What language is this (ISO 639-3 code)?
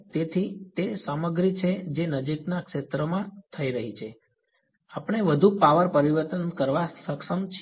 guj